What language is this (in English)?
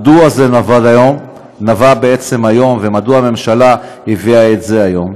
Hebrew